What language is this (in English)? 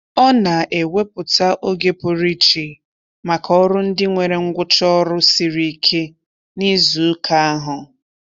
Igbo